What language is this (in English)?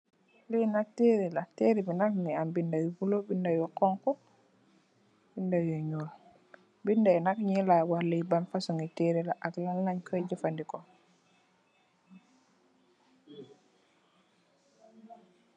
Wolof